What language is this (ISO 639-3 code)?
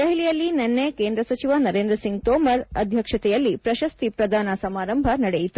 kan